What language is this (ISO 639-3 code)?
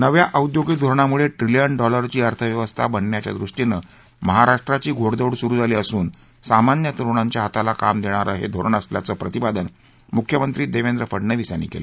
mar